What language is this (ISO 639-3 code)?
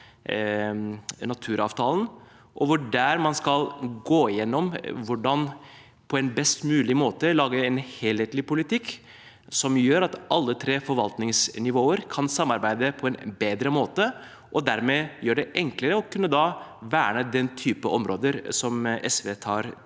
nor